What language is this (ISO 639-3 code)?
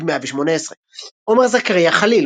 heb